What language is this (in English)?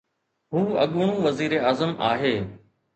Sindhi